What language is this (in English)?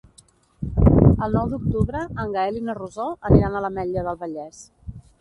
Catalan